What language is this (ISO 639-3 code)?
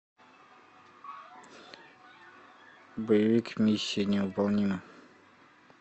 rus